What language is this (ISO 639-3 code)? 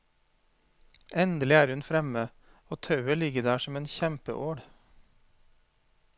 nor